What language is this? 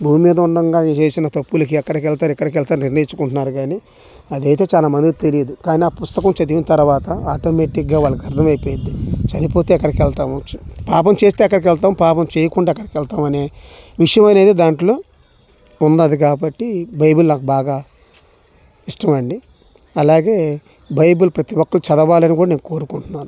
Telugu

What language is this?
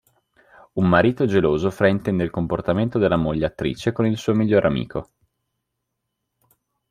Italian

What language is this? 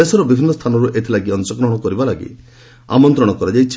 Odia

